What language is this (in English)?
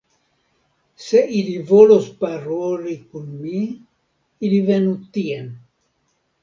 Esperanto